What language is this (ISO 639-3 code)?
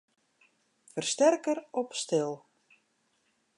fry